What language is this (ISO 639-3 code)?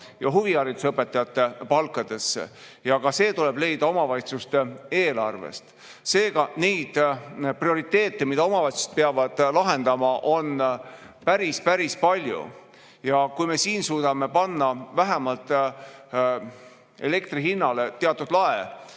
est